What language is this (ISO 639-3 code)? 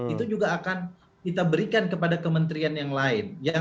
ind